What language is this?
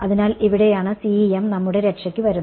Malayalam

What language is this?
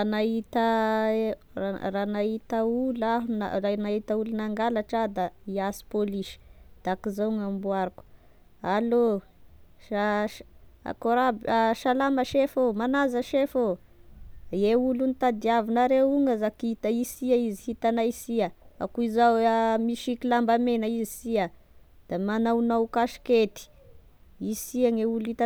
Tesaka Malagasy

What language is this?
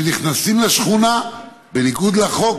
Hebrew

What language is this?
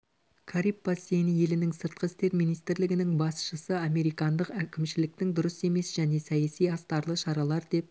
Kazakh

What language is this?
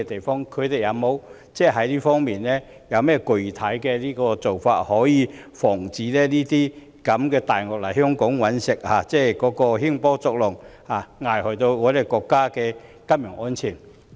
Cantonese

